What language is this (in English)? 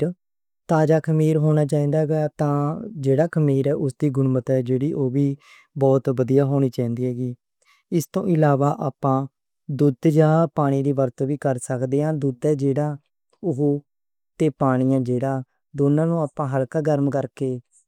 Western Panjabi